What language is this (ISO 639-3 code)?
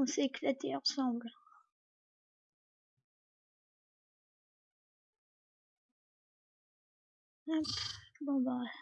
fra